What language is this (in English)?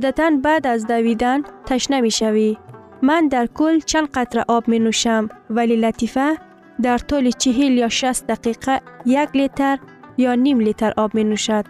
Persian